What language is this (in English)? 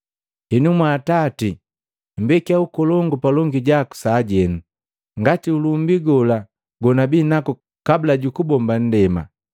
Matengo